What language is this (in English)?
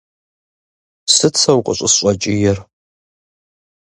Kabardian